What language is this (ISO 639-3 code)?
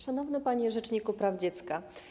pol